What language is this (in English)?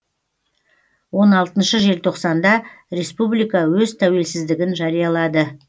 Kazakh